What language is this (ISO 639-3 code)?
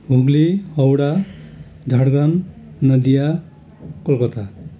nep